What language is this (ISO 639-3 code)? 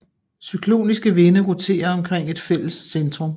dan